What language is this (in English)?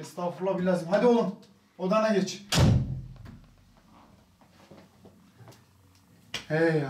Turkish